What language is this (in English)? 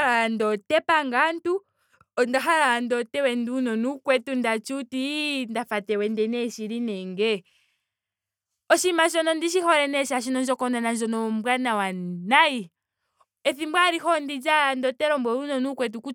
Ndonga